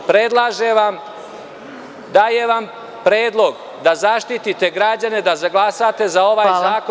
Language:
Serbian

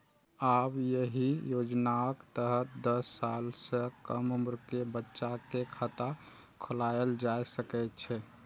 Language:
Maithili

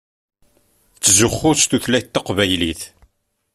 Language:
Kabyle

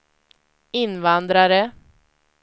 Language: Swedish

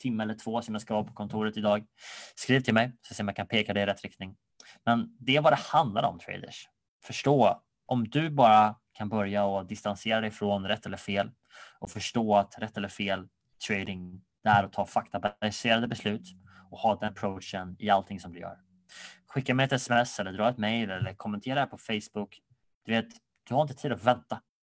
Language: Swedish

